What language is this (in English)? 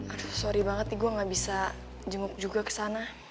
Indonesian